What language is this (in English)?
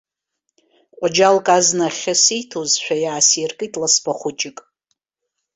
Abkhazian